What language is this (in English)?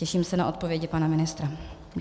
Czech